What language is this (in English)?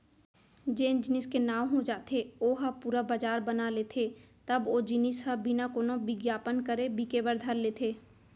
Chhattisgarhi